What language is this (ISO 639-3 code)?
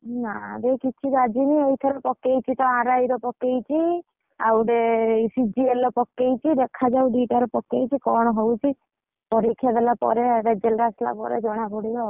ori